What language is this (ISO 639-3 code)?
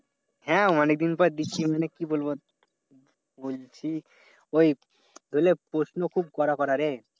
ben